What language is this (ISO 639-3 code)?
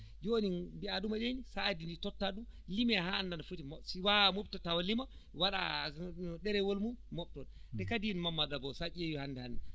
ful